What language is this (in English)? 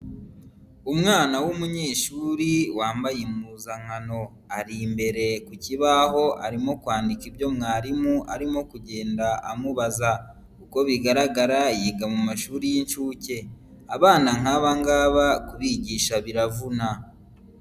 Kinyarwanda